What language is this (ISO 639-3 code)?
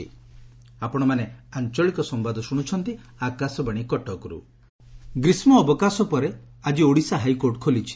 ori